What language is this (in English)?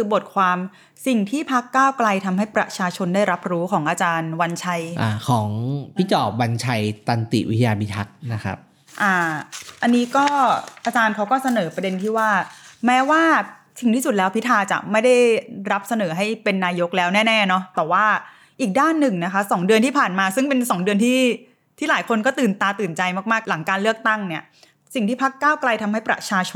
Thai